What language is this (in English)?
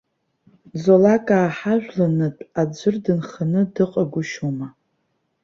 Abkhazian